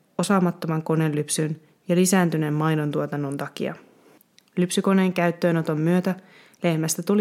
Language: Finnish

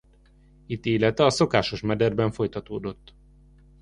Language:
Hungarian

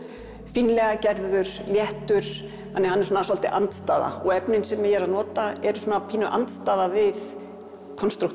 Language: Icelandic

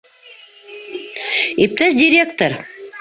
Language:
Bashkir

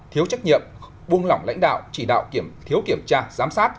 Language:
Vietnamese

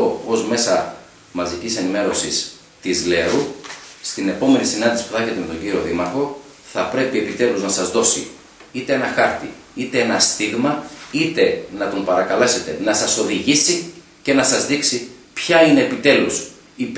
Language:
Greek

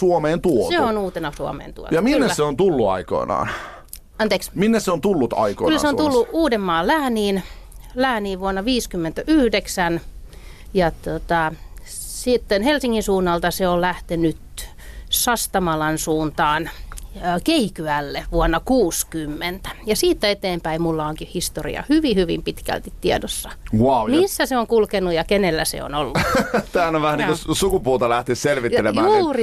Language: Finnish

